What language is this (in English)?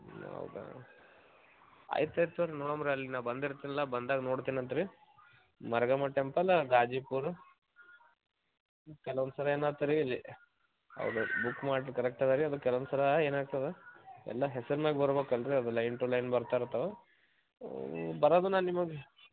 Kannada